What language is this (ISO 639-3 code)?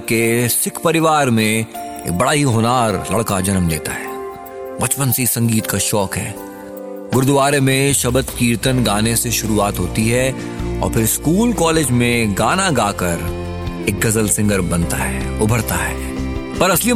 hin